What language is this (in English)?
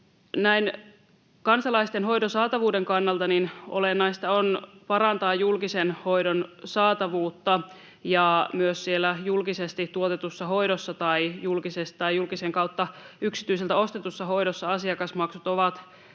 Finnish